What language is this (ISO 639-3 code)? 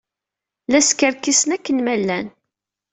kab